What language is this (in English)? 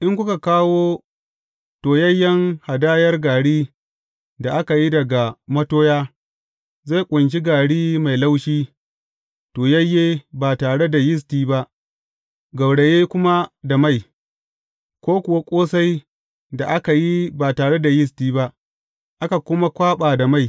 Hausa